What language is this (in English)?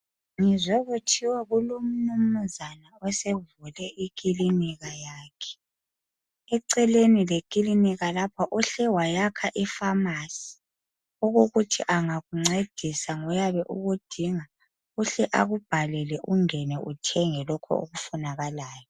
North Ndebele